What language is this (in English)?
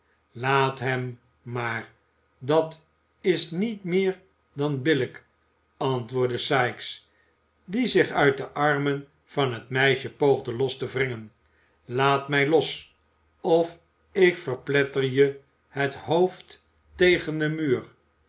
Dutch